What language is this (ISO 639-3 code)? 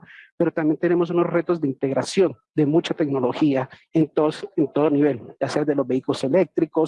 spa